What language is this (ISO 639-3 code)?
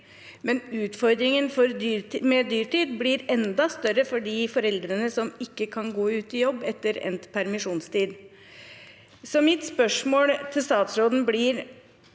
nor